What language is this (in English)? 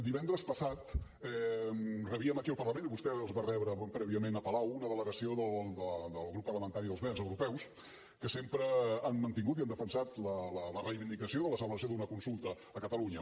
Catalan